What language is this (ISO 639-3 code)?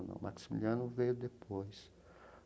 por